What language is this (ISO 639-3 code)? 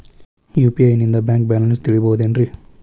kan